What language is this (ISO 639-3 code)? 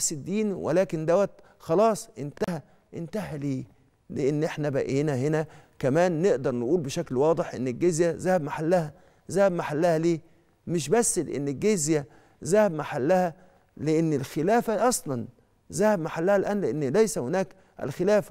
ara